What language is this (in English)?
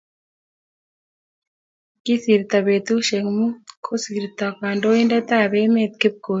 Kalenjin